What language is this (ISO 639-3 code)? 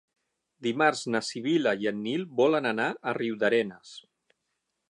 cat